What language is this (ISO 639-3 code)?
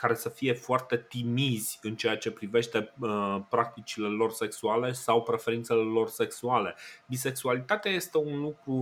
ron